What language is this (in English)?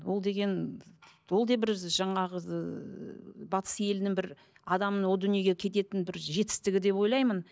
Kazakh